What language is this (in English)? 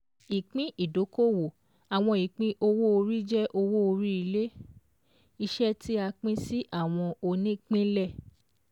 Yoruba